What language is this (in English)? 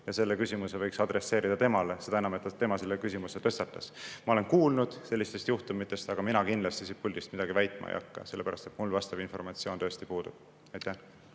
Estonian